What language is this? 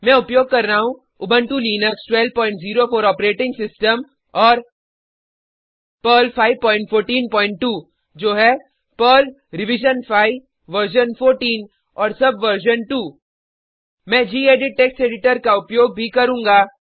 Hindi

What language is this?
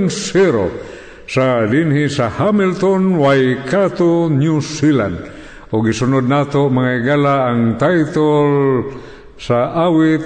Filipino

